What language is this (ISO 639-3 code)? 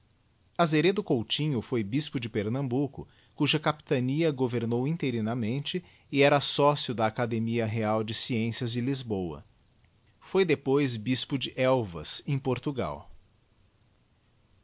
por